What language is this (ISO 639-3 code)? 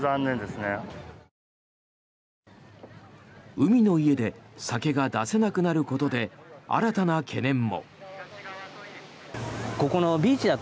jpn